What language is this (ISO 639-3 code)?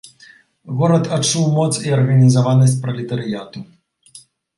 bel